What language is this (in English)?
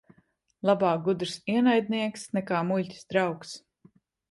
Latvian